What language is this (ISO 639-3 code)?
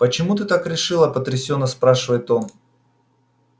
rus